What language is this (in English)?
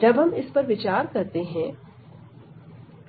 Hindi